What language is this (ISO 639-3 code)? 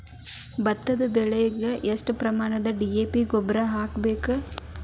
kan